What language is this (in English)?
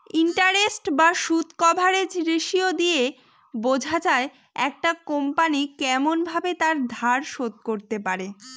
Bangla